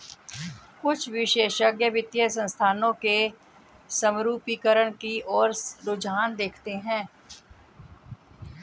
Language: Hindi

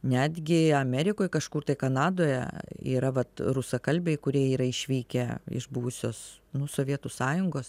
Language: Lithuanian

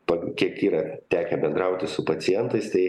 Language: Lithuanian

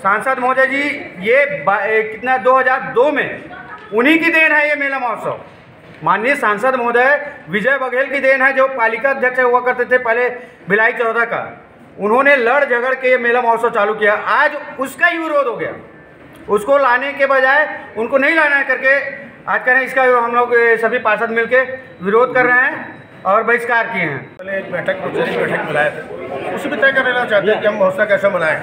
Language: Hindi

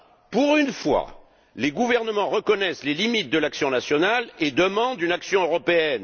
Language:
French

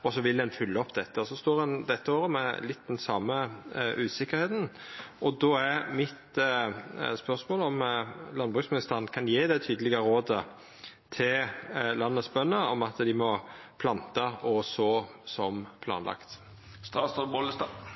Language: Norwegian Nynorsk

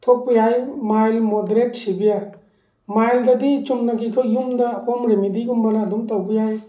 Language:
Manipuri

